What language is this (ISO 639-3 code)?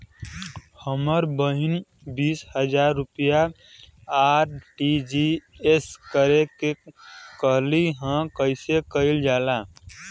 bho